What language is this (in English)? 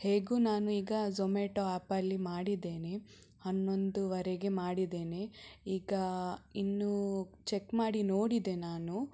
Kannada